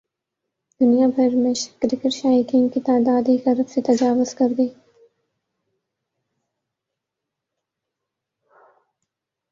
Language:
Urdu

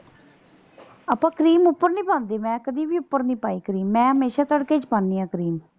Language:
Punjabi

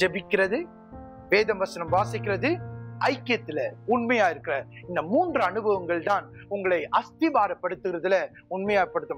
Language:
Tamil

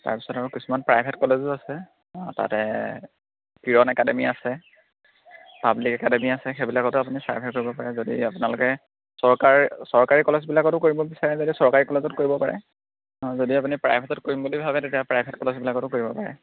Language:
Assamese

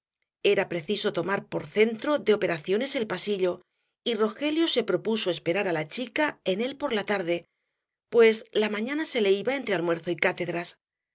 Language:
Spanish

